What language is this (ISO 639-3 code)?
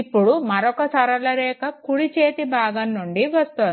tel